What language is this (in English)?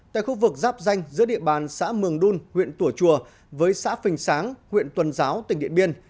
Vietnamese